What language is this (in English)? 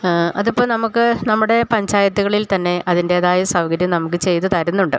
Malayalam